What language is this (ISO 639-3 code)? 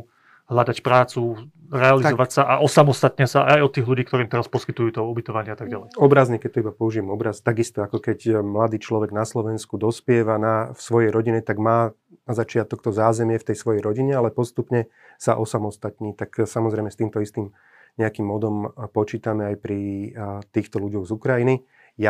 slk